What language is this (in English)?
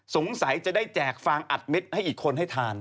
Thai